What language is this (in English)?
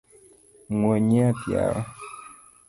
Luo (Kenya and Tanzania)